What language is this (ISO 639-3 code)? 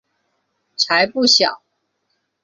zho